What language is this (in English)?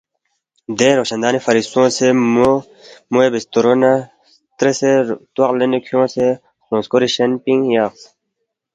Balti